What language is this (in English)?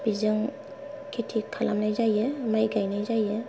Bodo